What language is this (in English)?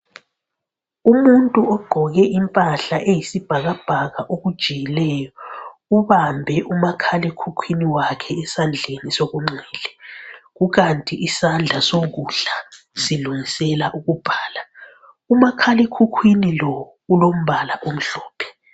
North Ndebele